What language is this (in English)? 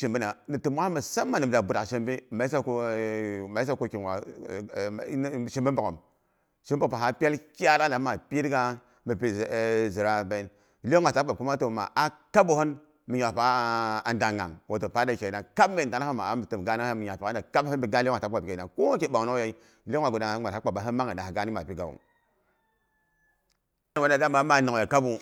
Boghom